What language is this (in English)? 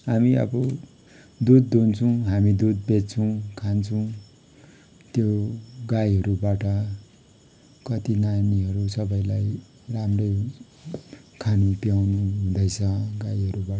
Nepali